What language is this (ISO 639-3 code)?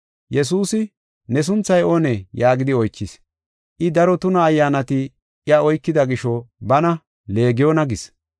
gof